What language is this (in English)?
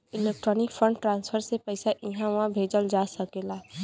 Bhojpuri